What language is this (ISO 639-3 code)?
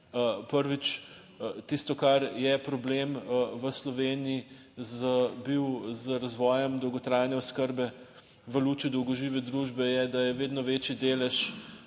slv